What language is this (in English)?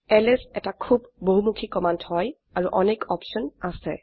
Assamese